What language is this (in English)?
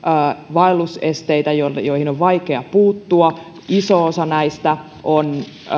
Finnish